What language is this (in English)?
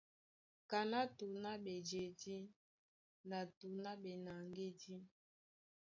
Duala